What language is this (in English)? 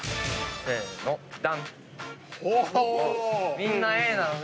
Japanese